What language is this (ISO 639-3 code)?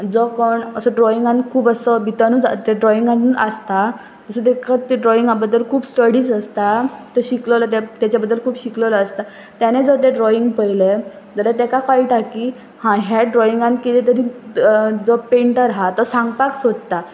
kok